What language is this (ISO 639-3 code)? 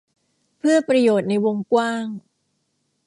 tha